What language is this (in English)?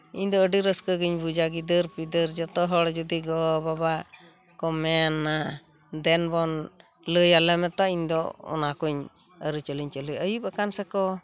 Santali